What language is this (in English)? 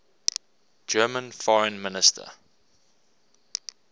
English